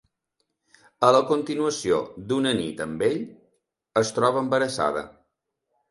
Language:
Catalan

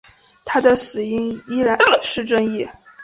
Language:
Chinese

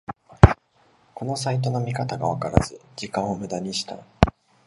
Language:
Japanese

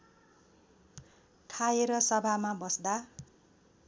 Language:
Nepali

